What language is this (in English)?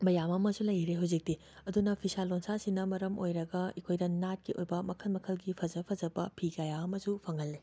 Manipuri